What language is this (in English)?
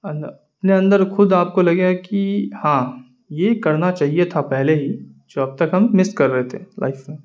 Urdu